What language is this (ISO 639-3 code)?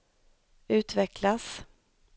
swe